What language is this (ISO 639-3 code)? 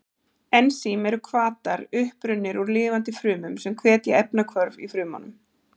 isl